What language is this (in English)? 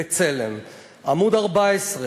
Hebrew